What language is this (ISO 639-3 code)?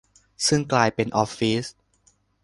tha